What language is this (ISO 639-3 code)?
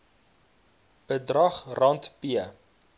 afr